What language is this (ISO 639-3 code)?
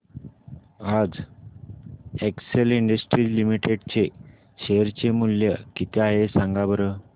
mar